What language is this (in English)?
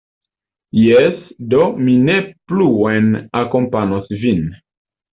Esperanto